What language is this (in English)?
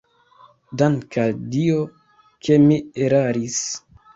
Esperanto